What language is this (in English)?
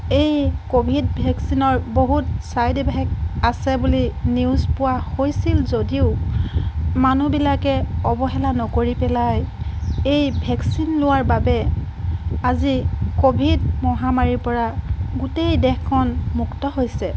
Assamese